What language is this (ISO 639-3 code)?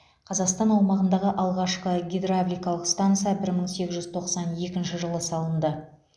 kaz